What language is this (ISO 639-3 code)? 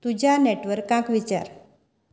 kok